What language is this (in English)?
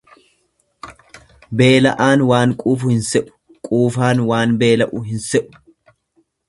Oromo